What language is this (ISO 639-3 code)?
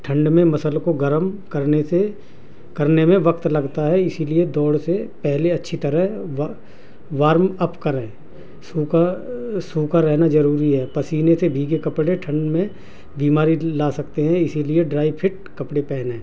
urd